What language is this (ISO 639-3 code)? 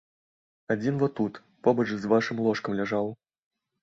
bel